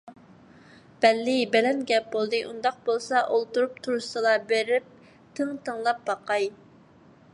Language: Uyghur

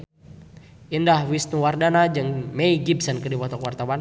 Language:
Sundanese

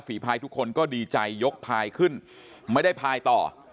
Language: Thai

